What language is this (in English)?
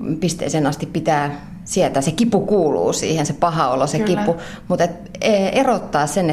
Finnish